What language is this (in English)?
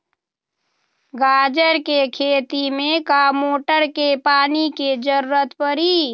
Magahi